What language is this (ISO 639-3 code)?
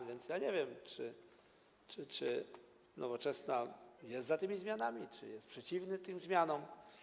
pol